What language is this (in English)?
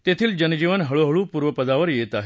Marathi